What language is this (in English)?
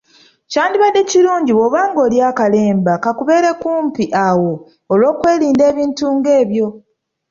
Ganda